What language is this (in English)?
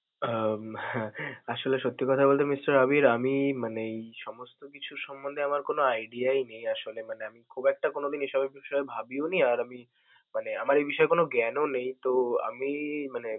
Bangla